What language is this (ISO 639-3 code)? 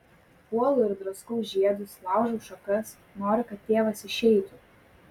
lit